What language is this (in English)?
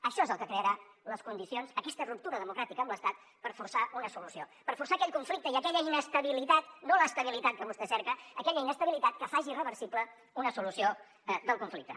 Catalan